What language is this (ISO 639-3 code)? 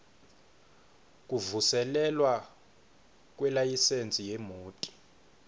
ssw